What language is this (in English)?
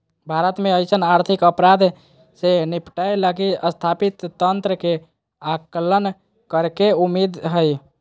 Magahi